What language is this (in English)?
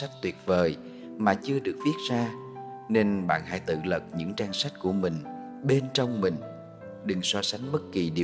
Vietnamese